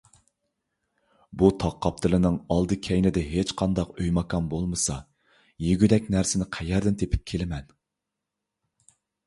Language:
Uyghur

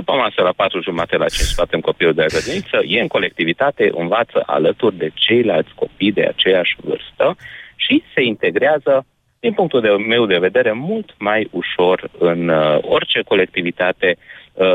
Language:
Romanian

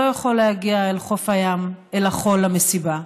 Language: Hebrew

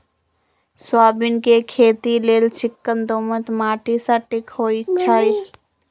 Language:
Magahi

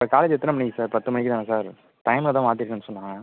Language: Tamil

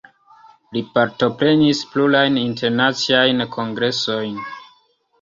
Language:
Esperanto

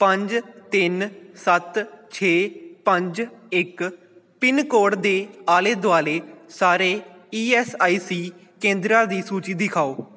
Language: Punjabi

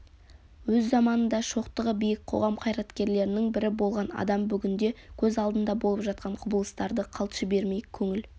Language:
Kazakh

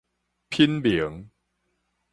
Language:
Min Nan Chinese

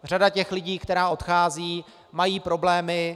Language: Czech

